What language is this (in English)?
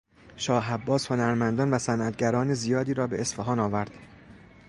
Persian